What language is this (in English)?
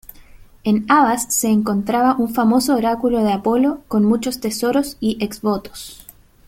Spanish